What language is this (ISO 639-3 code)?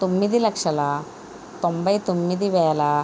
tel